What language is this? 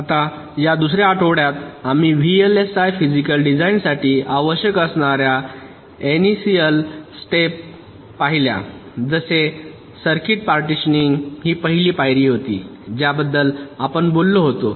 Marathi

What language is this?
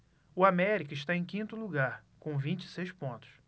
Portuguese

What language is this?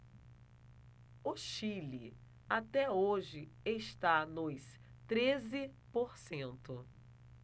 Portuguese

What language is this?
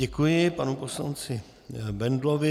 Czech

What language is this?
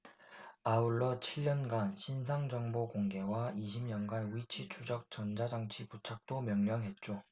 Korean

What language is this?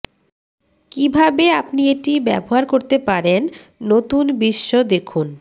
Bangla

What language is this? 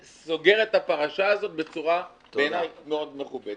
Hebrew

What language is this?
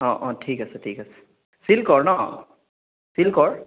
Assamese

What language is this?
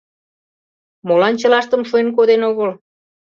Mari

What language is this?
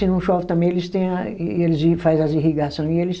Portuguese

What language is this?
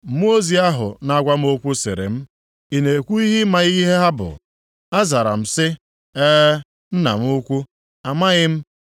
Igbo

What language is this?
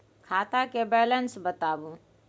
Maithili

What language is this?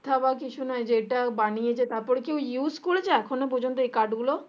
Bangla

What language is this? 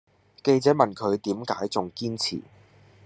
Cantonese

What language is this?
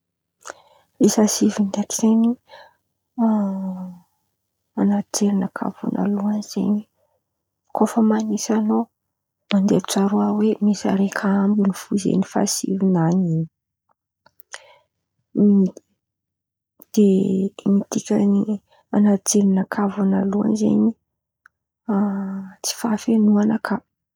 Antankarana Malagasy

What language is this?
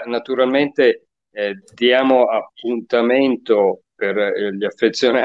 Italian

